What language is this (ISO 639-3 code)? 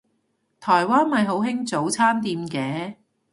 yue